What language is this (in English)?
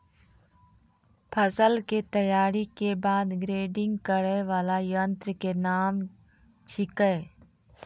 Maithili